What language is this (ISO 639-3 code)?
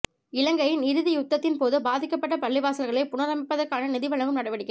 tam